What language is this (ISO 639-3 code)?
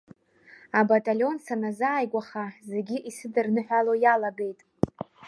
abk